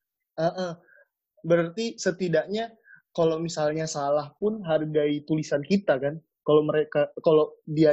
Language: Indonesian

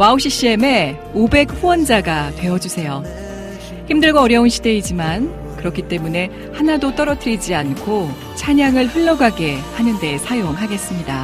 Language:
Korean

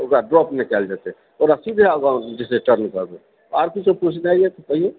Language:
Maithili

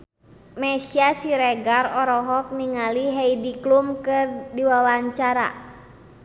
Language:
Sundanese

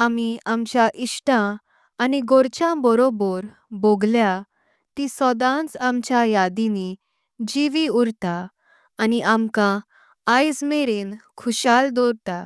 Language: Konkani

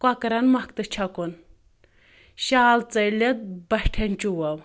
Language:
Kashmiri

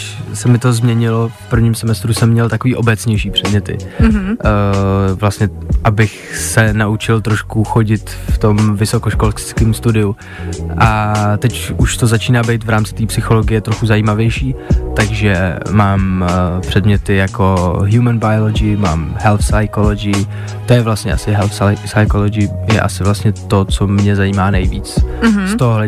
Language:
Czech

